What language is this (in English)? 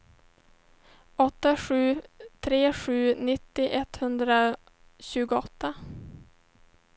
Swedish